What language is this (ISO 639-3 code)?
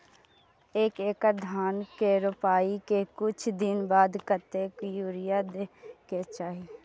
mai